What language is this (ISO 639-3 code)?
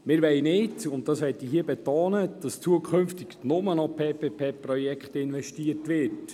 gsw